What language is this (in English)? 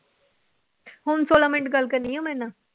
Punjabi